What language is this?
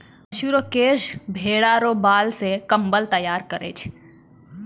Maithili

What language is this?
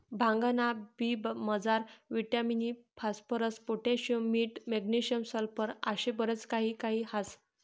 Marathi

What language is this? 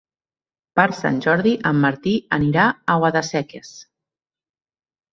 Catalan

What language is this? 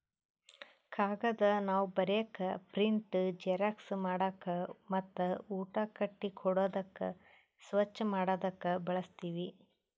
Kannada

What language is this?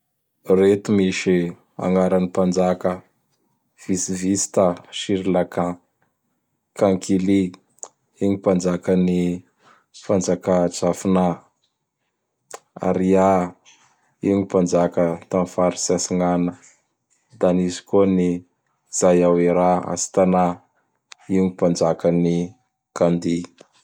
Bara Malagasy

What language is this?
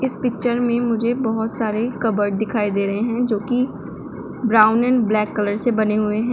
Hindi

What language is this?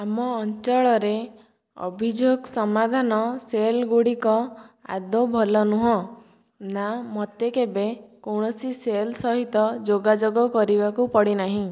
Odia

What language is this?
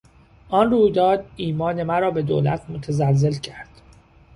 Persian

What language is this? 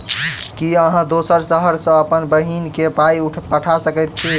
Maithili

